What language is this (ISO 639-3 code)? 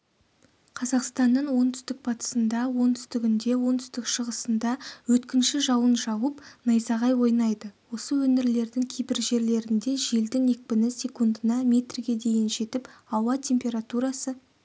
kaz